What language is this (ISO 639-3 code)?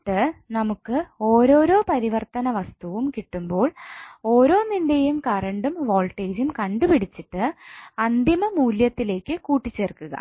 mal